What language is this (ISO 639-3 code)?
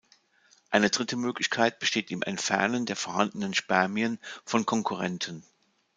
deu